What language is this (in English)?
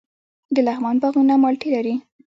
Pashto